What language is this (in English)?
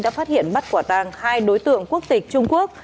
Vietnamese